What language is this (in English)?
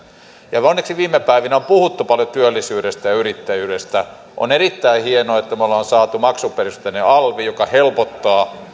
Finnish